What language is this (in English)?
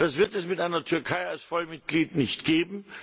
German